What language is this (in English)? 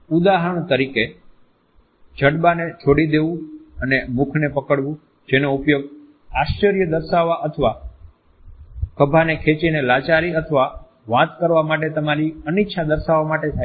Gujarati